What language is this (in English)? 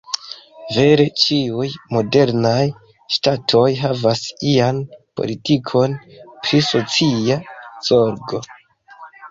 Esperanto